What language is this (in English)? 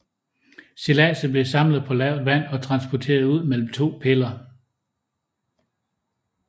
Danish